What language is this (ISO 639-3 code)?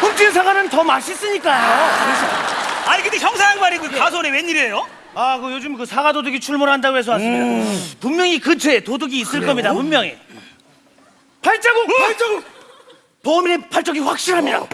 kor